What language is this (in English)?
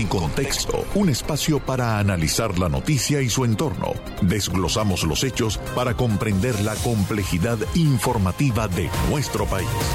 Spanish